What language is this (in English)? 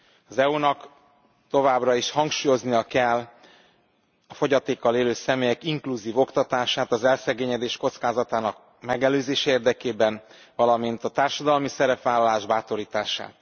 Hungarian